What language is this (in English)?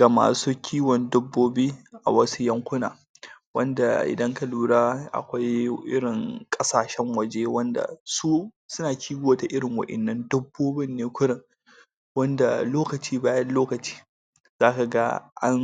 Hausa